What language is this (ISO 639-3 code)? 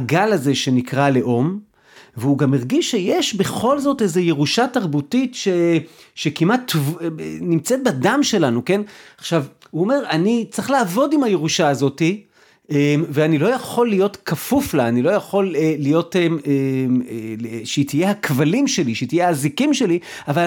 heb